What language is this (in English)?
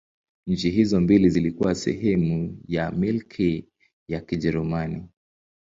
Swahili